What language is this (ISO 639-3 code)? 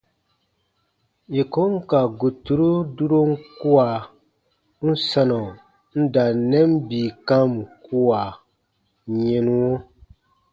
bba